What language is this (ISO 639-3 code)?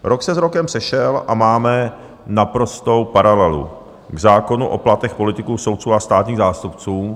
ces